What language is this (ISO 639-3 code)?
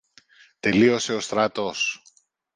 ell